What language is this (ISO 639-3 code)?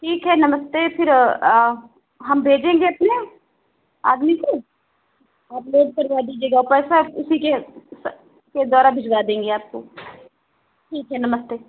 hin